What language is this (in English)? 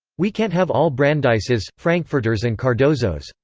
English